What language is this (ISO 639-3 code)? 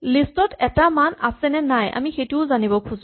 asm